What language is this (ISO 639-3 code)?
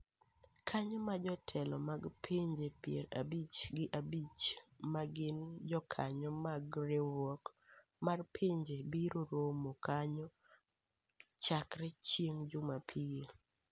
luo